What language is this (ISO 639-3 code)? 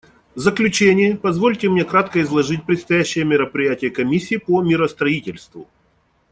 rus